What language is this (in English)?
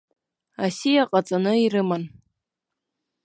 Abkhazian